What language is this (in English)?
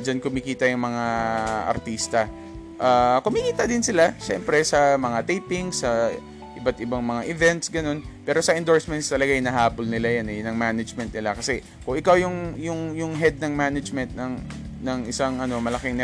Filipino